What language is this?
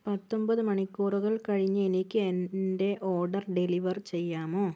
Malayalam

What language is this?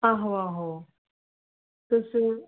Dogri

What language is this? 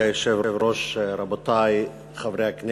Hebrew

